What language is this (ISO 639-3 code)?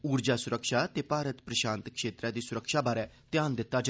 doi